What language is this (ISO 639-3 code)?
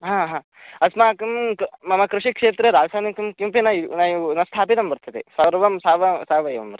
san